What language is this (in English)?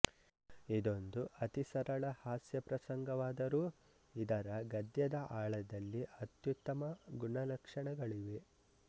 Kannada